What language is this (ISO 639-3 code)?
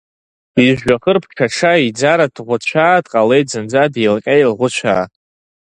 abk